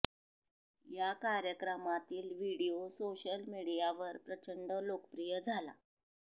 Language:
Marathi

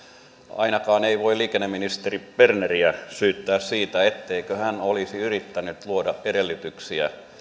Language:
Finnish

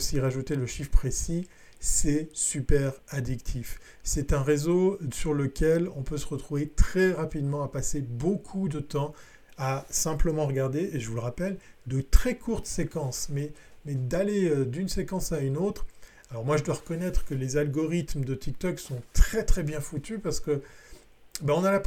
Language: French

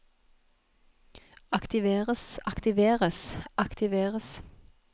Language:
Norwegian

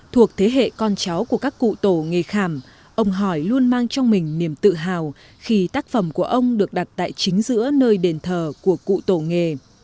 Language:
Vietnamese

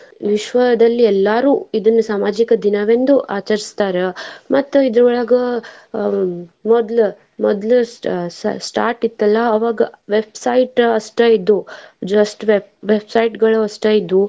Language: Kannada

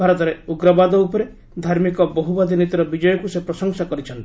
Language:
Odia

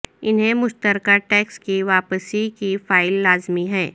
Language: Urdu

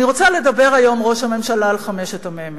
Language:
Hebrew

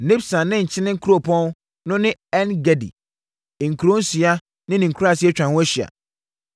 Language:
Akan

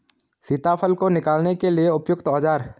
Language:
Hindi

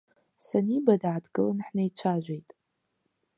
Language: Abkhazian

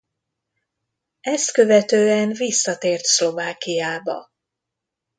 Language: Hungarian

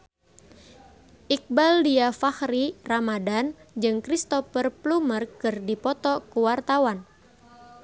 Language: Sundanese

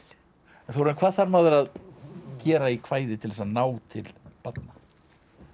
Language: Icelandic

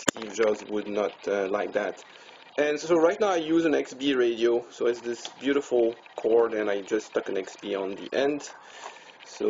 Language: English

